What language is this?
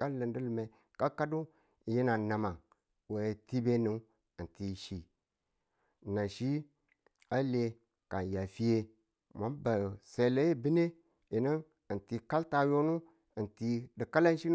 Tula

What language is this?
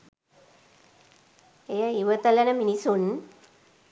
Sinhala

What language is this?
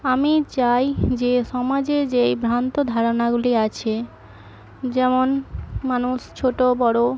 Bangla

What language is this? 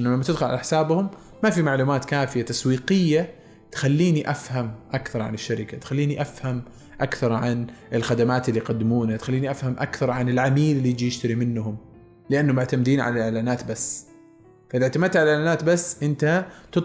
Arabic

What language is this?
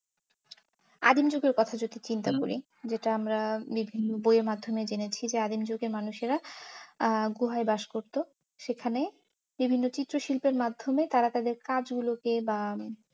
Bangla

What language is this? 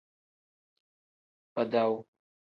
Tem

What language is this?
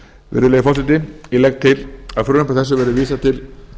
Icelandic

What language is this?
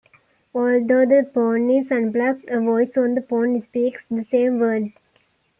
English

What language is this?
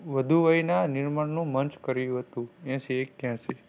Gujarati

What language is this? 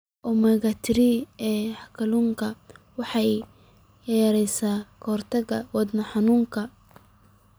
Somali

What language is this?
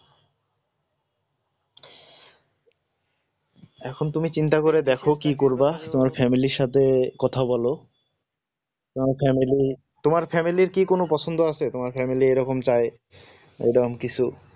Bangla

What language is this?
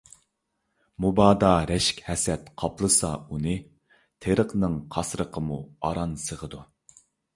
Uyghur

